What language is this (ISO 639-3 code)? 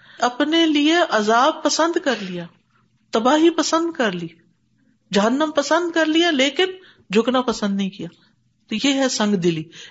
urd